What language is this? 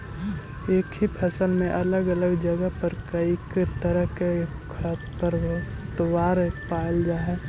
Magahi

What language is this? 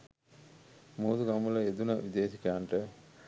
Sinhala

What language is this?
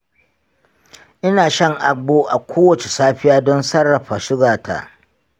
Hausa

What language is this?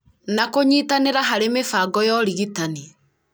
Kikuyu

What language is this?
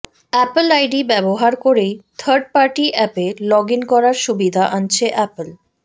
Bangla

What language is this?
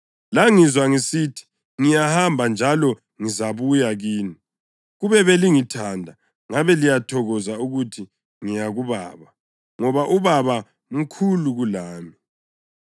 North Ndebele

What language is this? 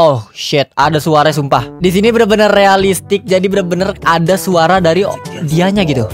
Indonesian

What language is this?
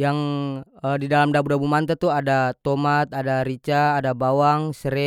North Moluccan Malay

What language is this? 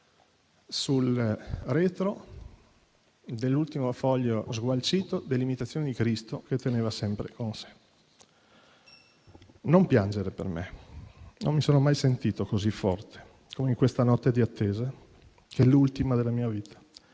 Italian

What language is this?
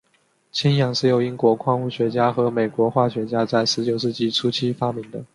Chinese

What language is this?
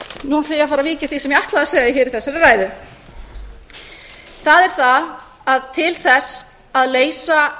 Icelandic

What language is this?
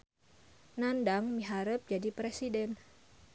Sundanese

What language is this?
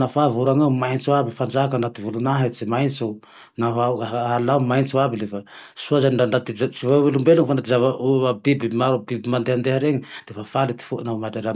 Tandroy-Mahafaly Malagasy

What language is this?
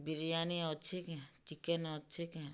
Odia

